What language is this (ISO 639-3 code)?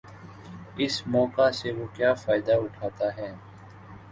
urd